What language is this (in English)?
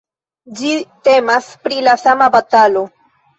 Esperanto